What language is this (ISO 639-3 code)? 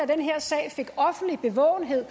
dan